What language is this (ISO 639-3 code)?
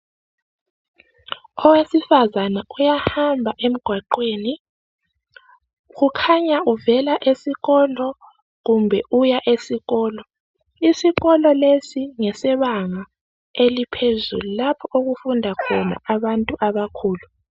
nde